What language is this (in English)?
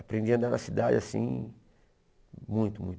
Portuguese